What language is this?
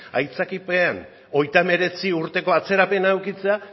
Basque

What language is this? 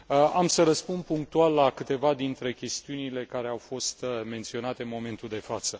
Romanian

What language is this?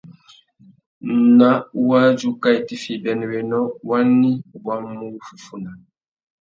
Tuki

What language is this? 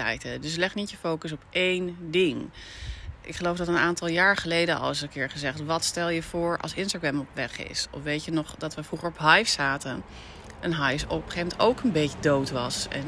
Dutch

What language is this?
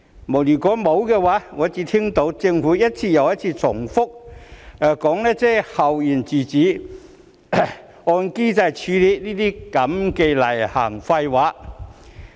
Cantonese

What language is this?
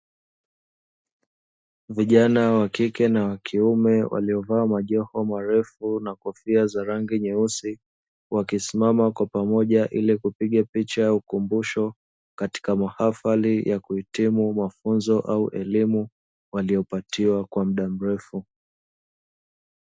Swahili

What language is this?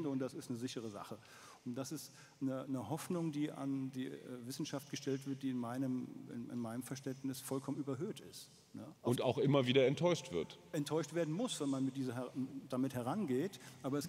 German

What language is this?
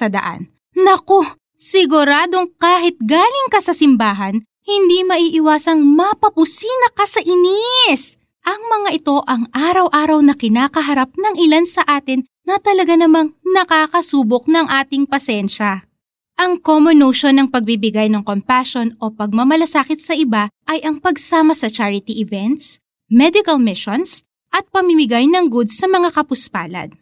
Filipino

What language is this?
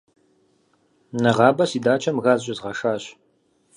Kabardian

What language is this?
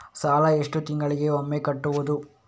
Kannada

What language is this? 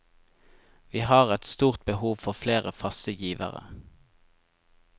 Norwegian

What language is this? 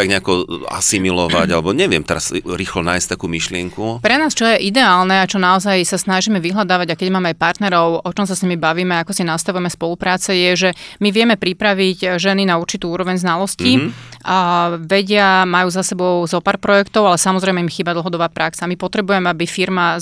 Slovak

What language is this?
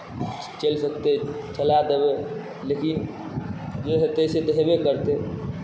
Maithili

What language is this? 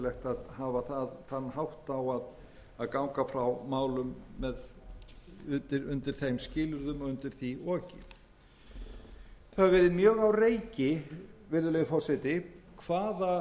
Icelandic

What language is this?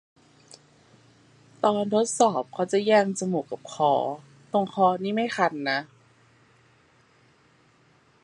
Thai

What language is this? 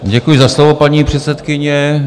Czech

